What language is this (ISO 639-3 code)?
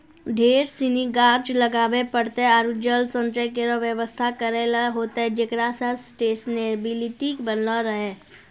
mai